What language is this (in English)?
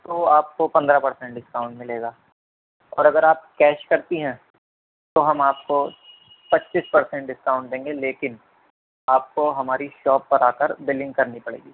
Urdu